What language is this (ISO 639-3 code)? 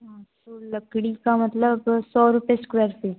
hin